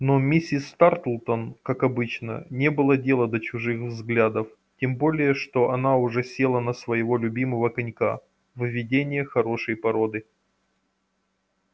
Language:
Russian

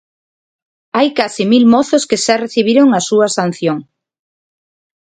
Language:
Galician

